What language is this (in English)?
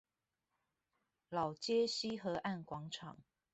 Chinese